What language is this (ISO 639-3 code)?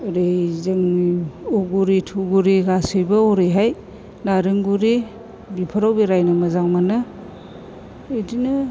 brx